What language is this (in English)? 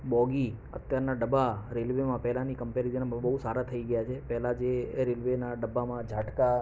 Gujarati